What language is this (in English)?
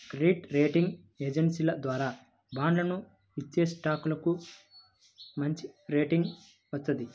Telugu